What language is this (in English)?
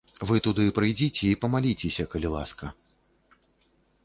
Belarusian